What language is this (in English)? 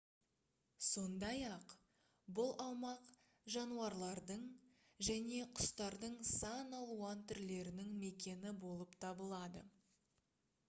Kazakh